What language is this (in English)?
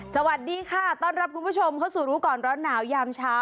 Thai